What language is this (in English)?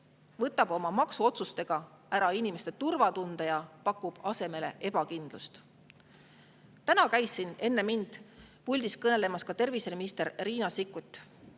Estonian